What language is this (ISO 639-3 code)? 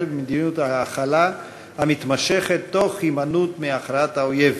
heb